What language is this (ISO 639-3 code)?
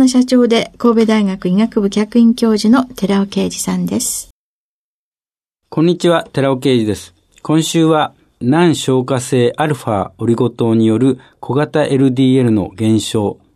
jpn